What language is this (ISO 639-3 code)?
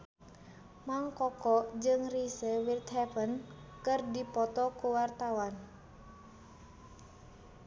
sun